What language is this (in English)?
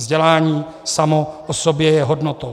Czech